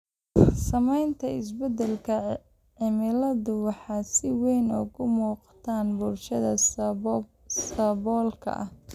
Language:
Somali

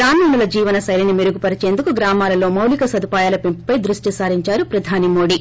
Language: Telugu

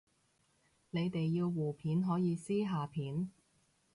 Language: Cantonese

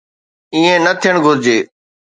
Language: Sindhi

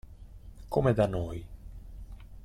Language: Italian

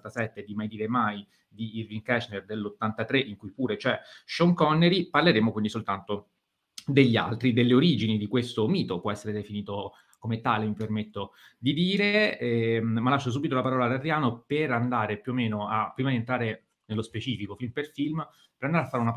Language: Italian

